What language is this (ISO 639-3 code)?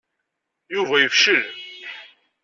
kab